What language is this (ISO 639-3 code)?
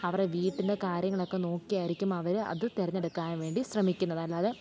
mal